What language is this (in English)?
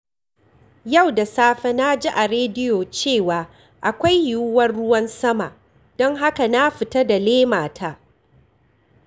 Hausa